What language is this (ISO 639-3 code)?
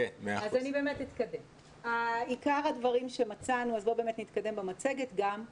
heb